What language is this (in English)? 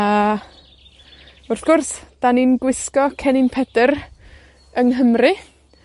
Welsh